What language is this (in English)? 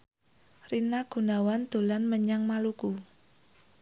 Javanese